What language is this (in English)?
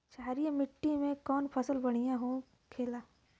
Bhojpuri